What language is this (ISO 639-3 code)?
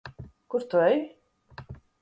lav